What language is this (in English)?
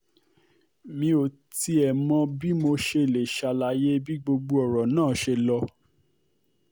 Yoruba